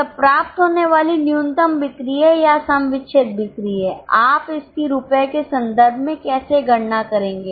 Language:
Hindi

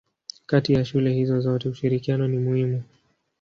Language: Swahili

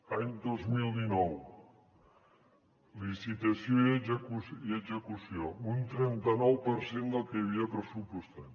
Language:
Catalan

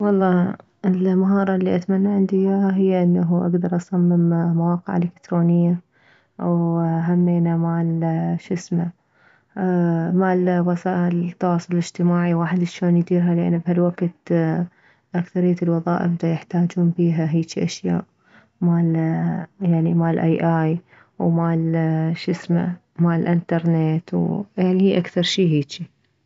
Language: Mesopotamian Arabic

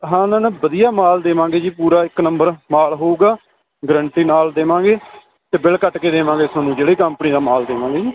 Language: Punjabi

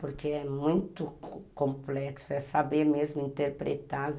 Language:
Portuguese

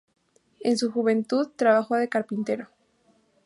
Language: Spanish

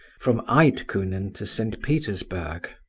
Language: English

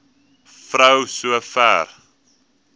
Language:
Afrikaans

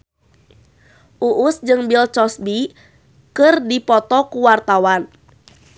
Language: Sundanese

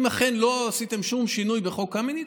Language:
Hebrew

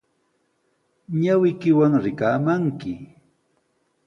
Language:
Sihuas Ancash Quechua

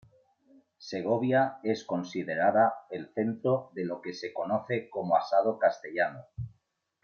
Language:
Spanish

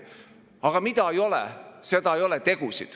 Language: Estonian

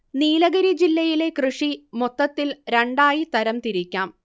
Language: Malayalam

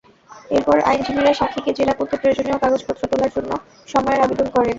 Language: Bangla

